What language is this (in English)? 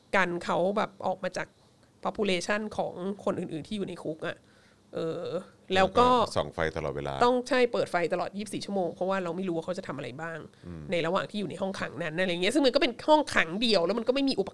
Thai